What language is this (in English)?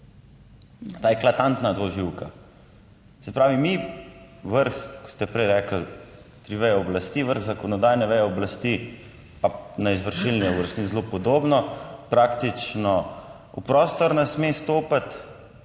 Slovenian